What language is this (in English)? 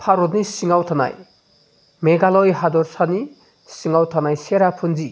Bodo